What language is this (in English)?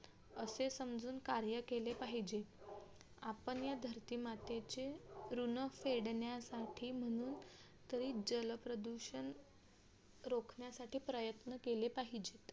Marathi